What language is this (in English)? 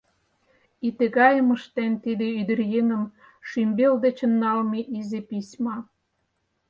Mari